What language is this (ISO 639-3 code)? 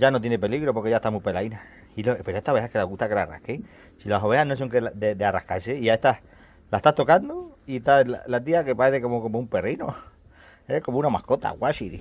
spa